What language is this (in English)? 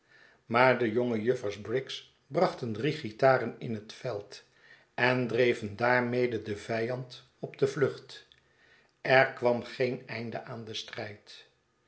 Dutch